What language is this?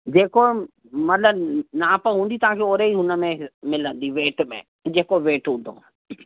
Sindhi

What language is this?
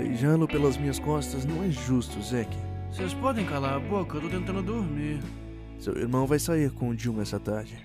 Portuguese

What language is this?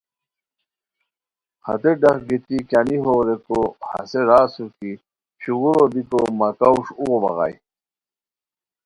Khowar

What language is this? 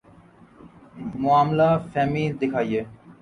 Urdu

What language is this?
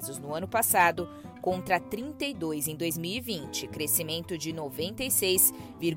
Portuguese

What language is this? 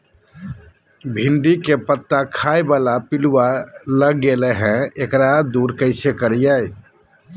Magahi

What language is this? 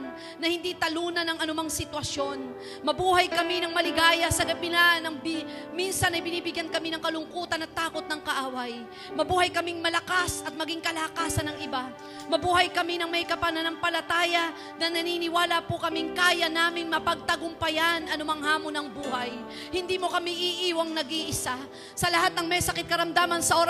Filipino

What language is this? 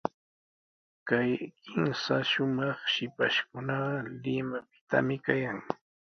Sihuas Ancash Quechua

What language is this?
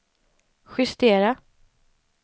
Swedish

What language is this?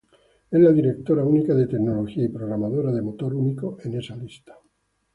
Spanish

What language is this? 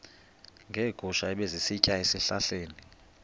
Xhosa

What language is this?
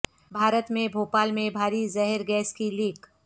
Urdu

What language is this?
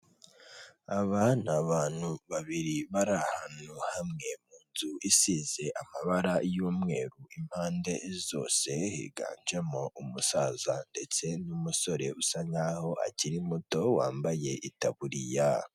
Kinyarwanda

